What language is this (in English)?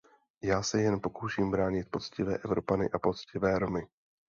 Czech